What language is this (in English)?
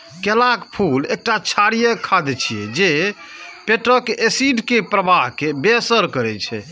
Maithili